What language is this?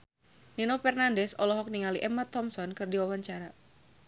Sundanese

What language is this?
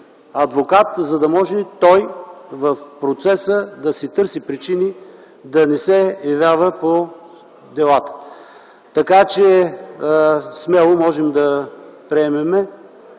Bulgarian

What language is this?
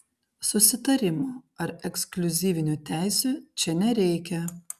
Lithuanian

